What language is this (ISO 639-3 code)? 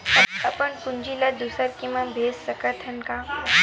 hne